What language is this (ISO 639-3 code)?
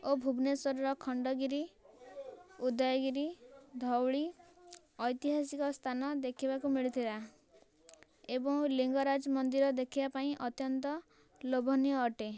ori